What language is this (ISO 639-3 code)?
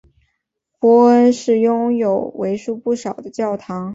zho